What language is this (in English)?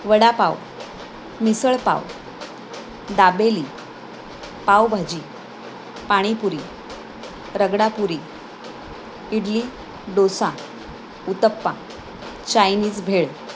Marathi